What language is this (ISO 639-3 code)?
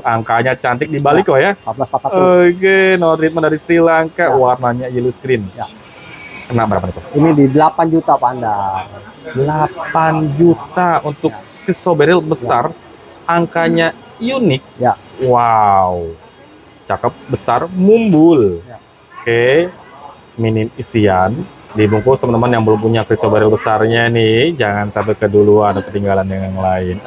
ind